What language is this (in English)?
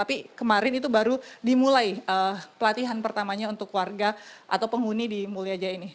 Indonesian